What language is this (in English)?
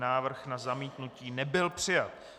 Czech